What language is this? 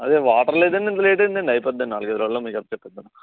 Telugu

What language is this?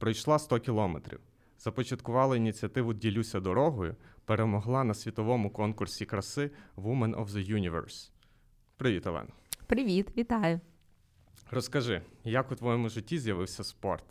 Ukrainian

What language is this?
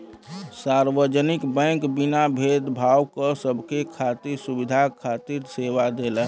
Bhojpuri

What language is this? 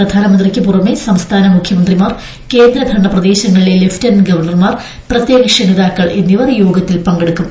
Malayalam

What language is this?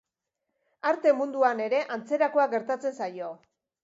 Basque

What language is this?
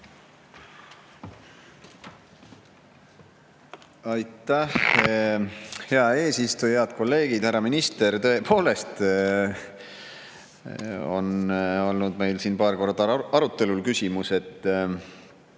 Estonian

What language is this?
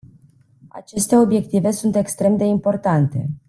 Romanian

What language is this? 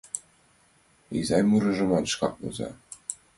Mari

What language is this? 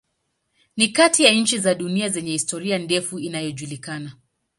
Swahili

